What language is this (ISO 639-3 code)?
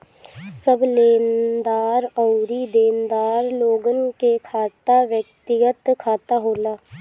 bho